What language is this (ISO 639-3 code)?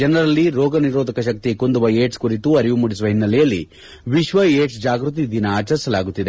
kan